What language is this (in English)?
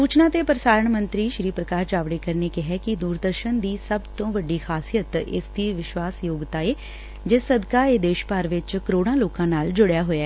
Punjabi